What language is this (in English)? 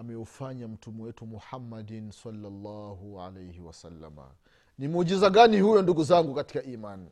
Swahili